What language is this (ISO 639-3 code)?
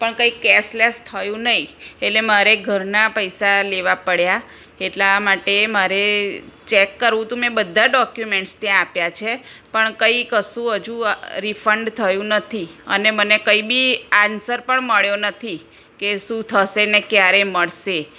guj